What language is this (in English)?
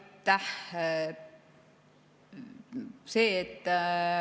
Estonian